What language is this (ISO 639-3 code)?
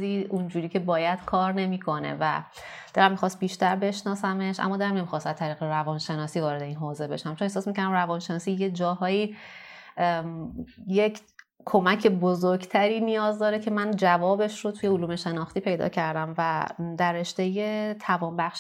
fas